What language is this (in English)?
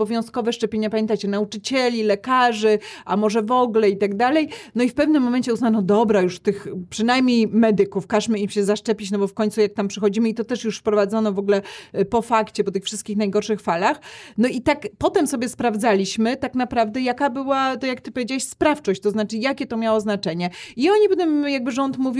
Polish